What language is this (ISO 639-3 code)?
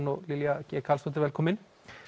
isl